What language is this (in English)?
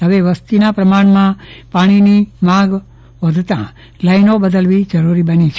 Gujarati